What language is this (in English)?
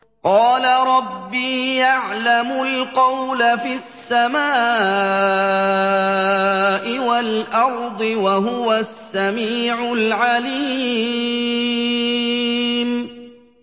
Arabic